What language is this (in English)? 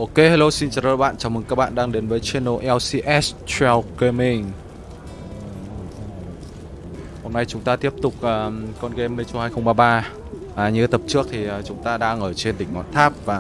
Vietnamese